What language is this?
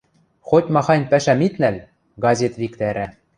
Western Mari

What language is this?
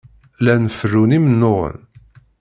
Kabyle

